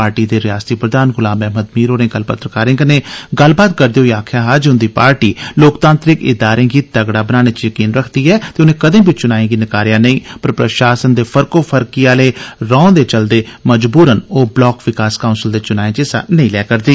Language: Dogri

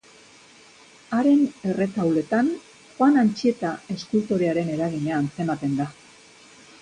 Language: Basque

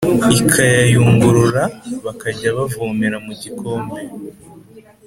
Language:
Kinyarwanda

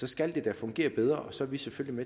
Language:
Danish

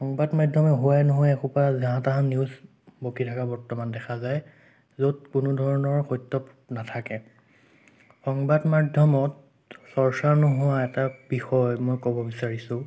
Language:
Assamese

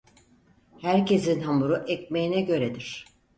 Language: Turkish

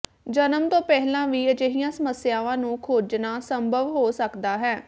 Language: Punjabi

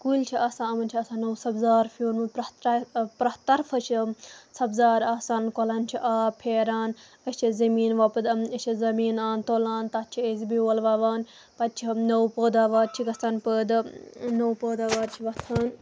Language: Kashmiri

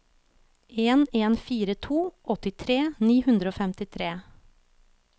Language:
Norwegian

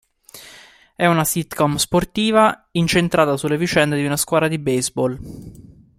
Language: Italian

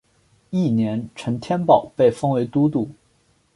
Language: Chinese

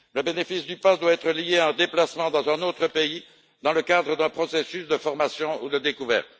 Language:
French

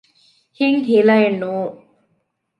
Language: Divehi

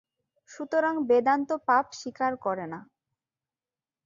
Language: Bangla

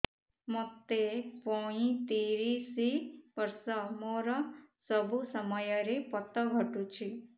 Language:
Odia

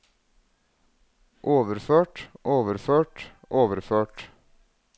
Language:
Norwegian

